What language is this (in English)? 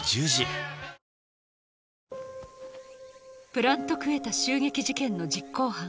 Japanese